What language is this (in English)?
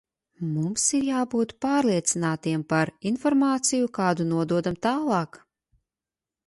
Latvian